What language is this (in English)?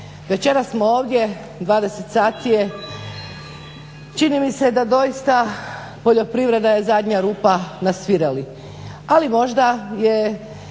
Croatian